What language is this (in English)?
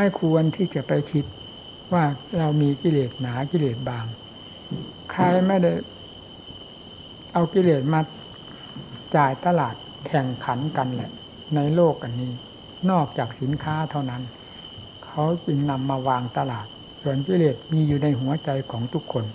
Thai